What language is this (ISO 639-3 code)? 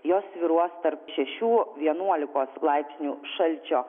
lit